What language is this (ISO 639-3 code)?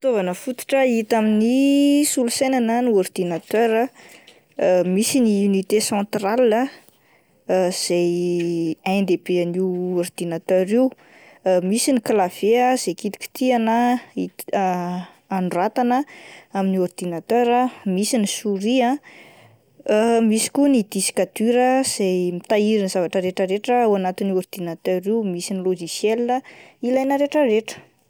mlg